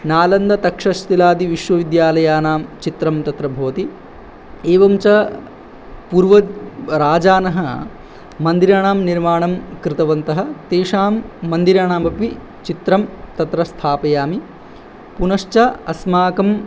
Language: Sanskrit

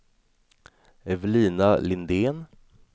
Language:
Swedish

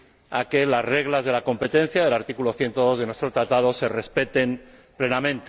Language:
Spanish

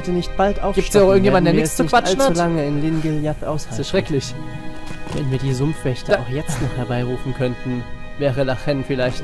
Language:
German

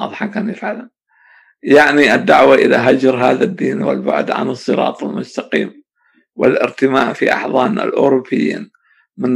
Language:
Arabic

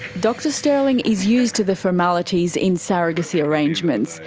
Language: English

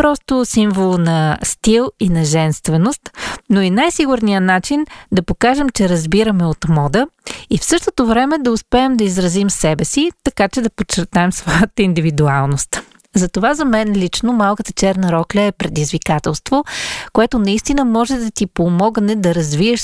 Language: Bulgarian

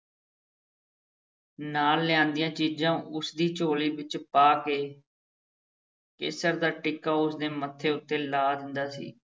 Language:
Punjabi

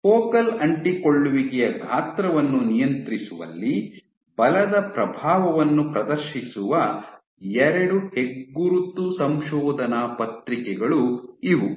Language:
Kannada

